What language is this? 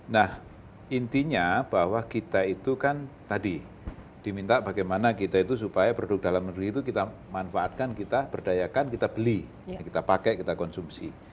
Indonesian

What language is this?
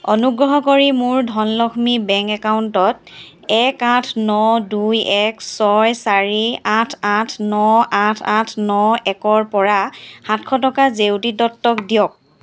Assamese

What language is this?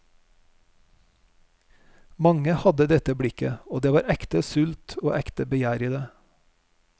Norwegian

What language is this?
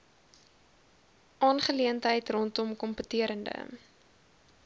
Afrikaans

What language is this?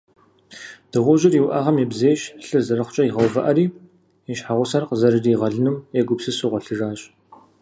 Kabardian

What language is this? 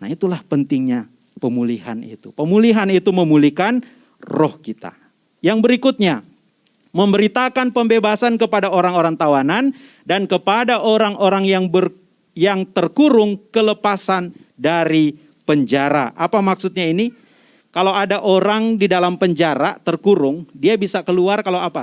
Indonesian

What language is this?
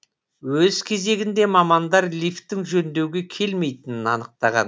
Kazakh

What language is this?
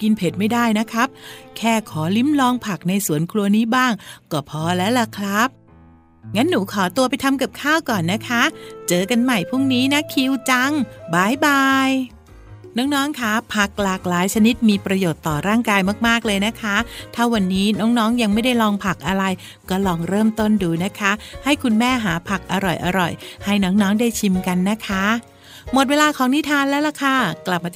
Thai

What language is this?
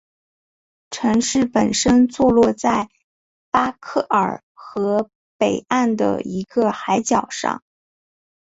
Chinese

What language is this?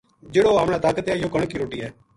Gujari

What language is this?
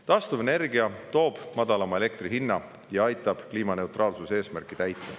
Estonian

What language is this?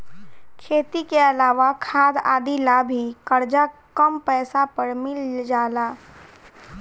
Bhojpuri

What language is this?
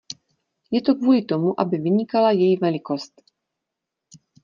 Czech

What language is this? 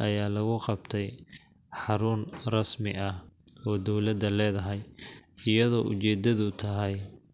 Somali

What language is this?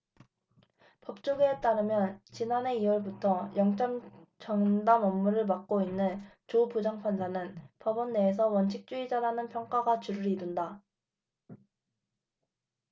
Korean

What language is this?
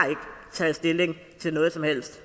Danish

